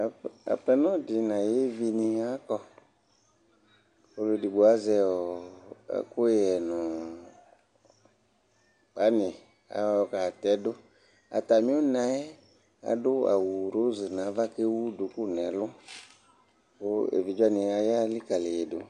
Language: Ikposo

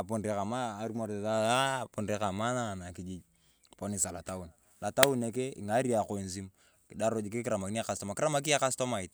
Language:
Turkana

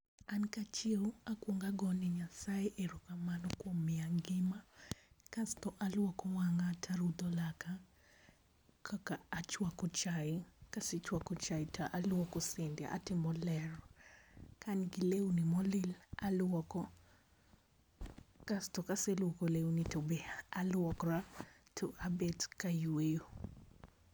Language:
Luo (Kenya and Tanzania)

